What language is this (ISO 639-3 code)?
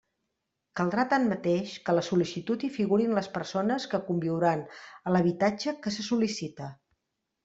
cat